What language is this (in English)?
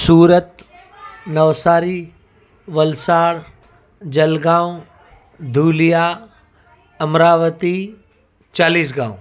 Sindhi